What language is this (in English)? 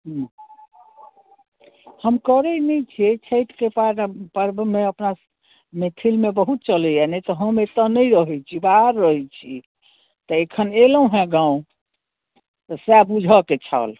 Maithili